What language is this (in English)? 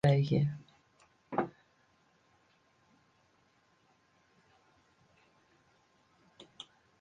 Western Frisian